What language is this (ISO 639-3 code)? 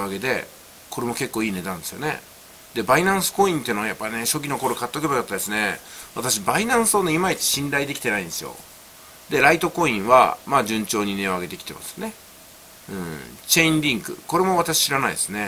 jpn